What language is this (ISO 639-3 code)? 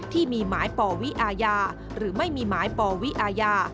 tha